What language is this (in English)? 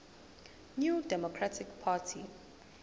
Zulu